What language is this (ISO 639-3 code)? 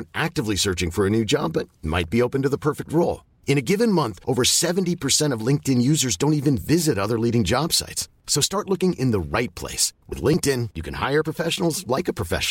fil